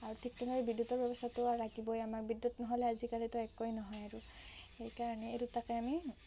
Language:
Assamese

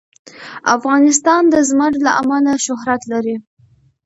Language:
Pashto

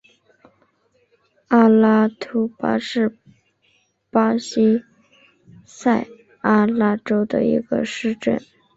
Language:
Chinese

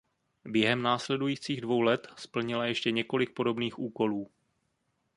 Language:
Czech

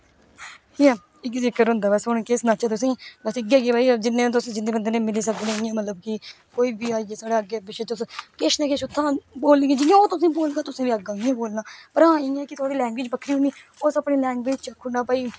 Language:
Dogri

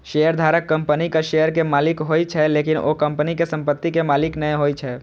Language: Maithili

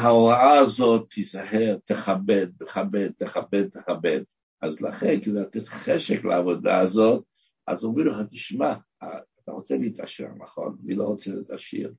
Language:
Hebrew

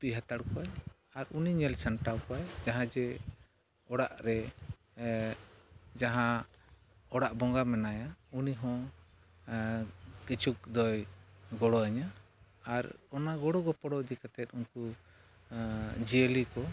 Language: Santali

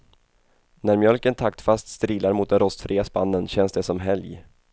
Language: Swedish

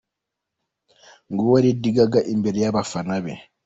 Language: Kinyarwanda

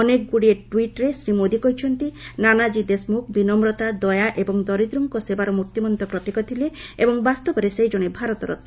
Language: Odia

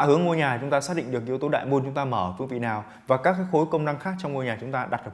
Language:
Vietnamese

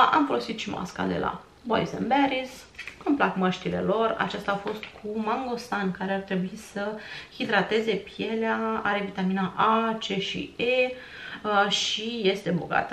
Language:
Romanian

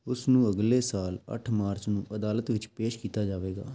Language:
Punjabi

